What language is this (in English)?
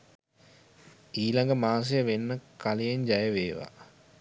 Sinhala